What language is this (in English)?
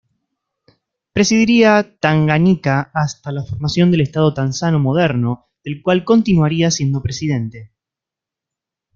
Spanish